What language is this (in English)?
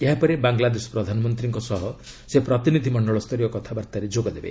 Odia